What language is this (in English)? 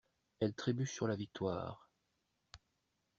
French